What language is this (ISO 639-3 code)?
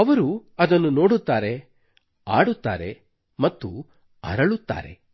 kan